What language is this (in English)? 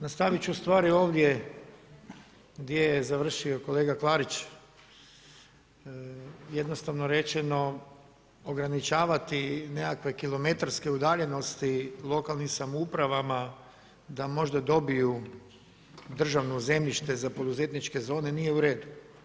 Croatian